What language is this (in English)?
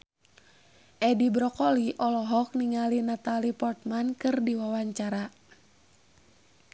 Sundanese